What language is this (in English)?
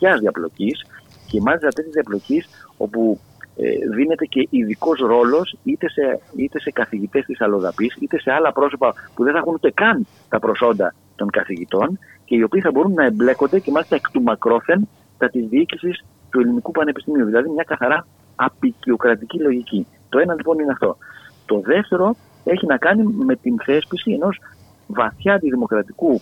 Greek